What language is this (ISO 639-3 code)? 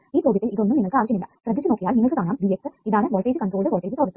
mal